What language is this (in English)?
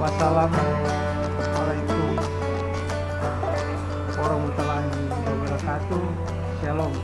Indonesian